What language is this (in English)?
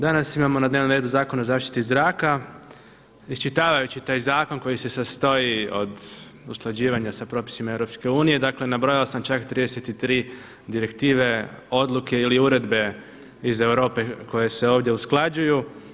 Croatian